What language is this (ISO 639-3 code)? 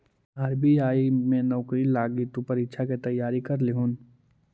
mag